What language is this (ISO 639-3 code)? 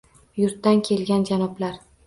uzb